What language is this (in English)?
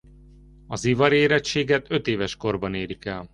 Hungarian